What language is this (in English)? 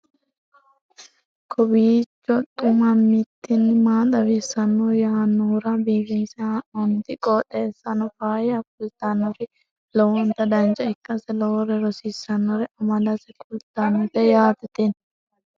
Sidamo